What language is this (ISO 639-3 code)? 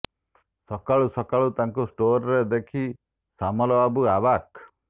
ori